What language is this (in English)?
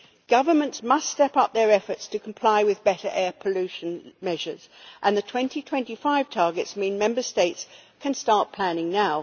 English